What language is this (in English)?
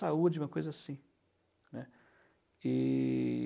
Portuguese